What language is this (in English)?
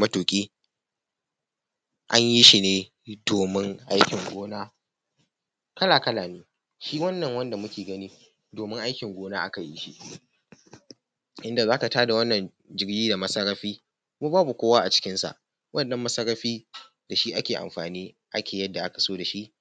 Hausa